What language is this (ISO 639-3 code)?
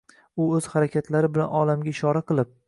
uzb